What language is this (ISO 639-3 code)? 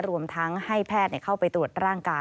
tha